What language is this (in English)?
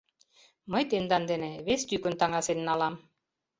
Mari